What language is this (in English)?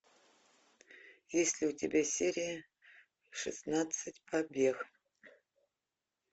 Russian